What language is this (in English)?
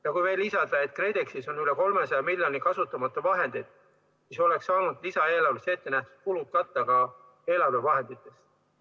Estonian